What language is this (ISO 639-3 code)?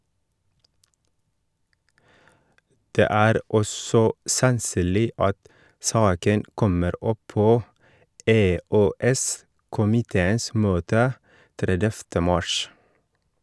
nor